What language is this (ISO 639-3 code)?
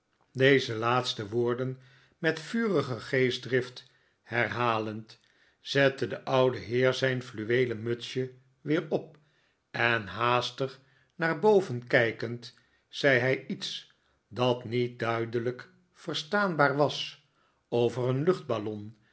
nld